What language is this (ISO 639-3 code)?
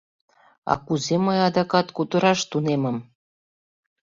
chm